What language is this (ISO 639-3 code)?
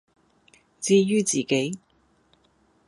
yue